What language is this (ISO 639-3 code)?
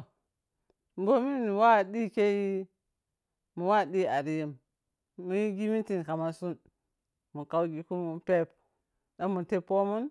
piy